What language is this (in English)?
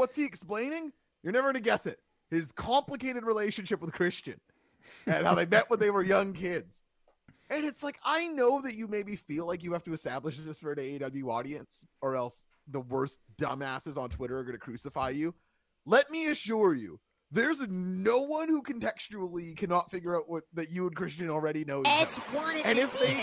English